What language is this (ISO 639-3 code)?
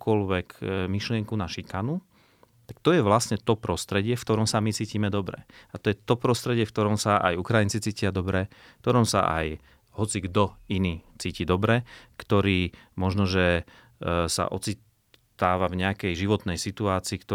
slk